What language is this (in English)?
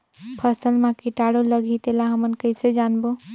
Chhattisgarhi